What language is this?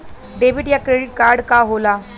Bhojpuri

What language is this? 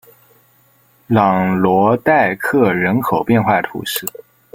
Chinese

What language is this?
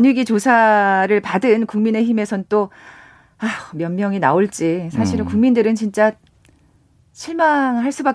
Korean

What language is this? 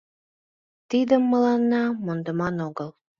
Mari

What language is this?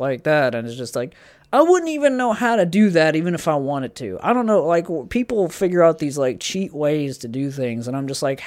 English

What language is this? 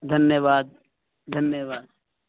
Urdu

